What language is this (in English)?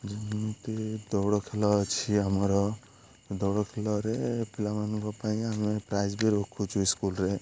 Odia